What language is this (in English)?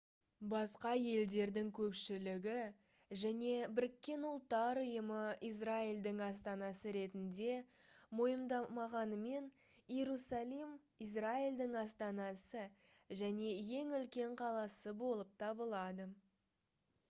Kazakh